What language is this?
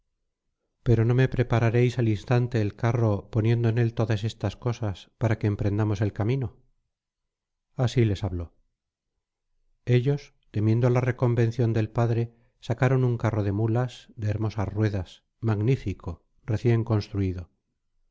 Spanish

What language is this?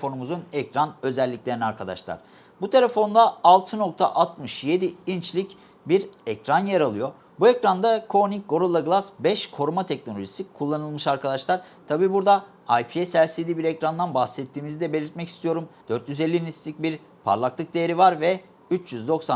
Turkish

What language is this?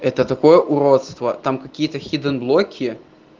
Russian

